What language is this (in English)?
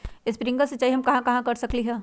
Magahi